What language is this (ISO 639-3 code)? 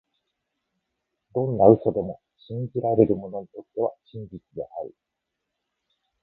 jpn